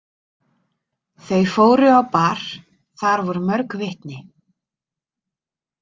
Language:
Icelandic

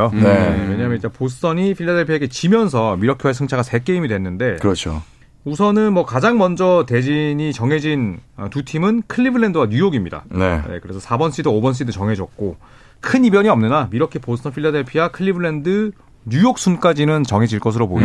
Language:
Korean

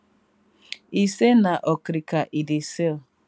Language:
Nigerian Pidgin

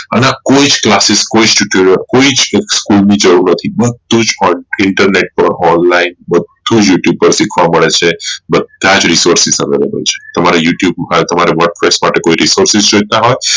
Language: Gujarati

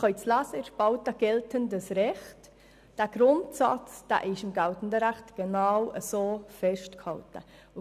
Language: Swiss German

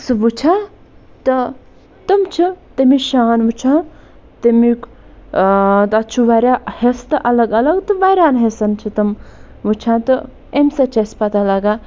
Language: Kashmiri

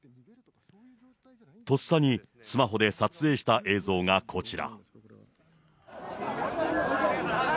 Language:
Japanese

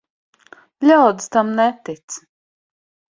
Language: Latvian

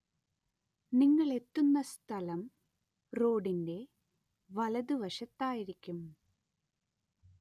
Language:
Malayalam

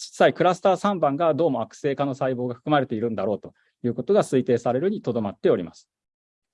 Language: Japanese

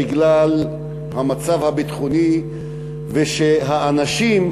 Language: Hebrew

